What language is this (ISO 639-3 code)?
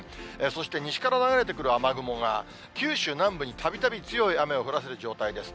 jpn